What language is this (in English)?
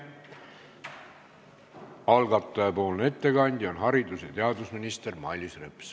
Estonian